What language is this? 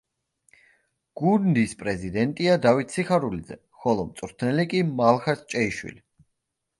Georgian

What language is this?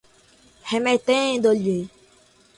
Portuguese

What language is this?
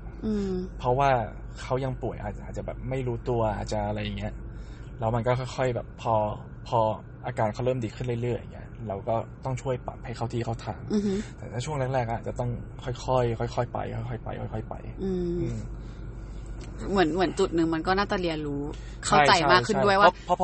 Thai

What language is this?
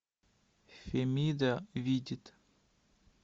Russian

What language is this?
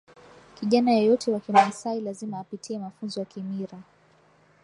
Swahili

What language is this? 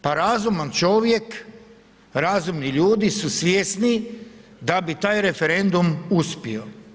Croatian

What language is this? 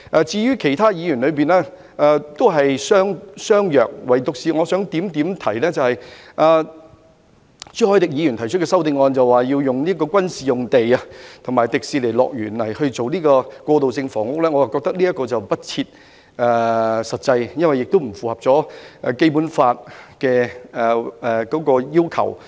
Cantonese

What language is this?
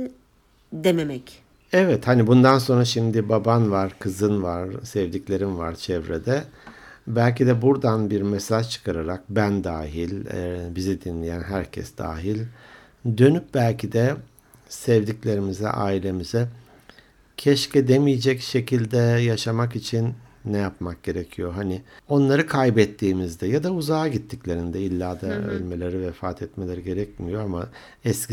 Turkish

